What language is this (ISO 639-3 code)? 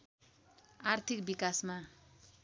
nep